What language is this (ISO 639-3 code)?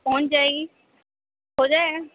urd